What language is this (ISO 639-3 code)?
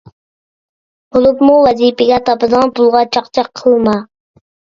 uig